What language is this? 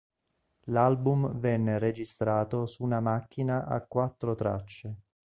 Italian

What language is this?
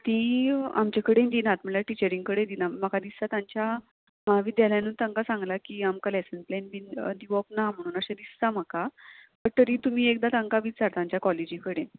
Konkani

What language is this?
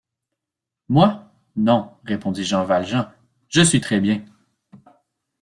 French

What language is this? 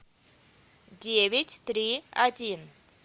Russian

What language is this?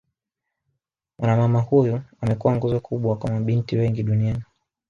Swahili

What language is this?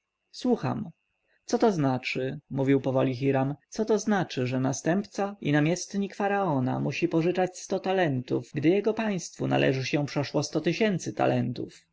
Polish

